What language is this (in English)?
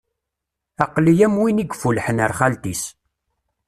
Kabyle